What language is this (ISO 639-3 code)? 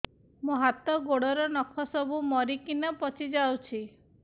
ori